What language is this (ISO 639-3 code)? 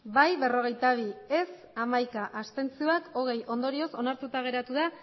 eus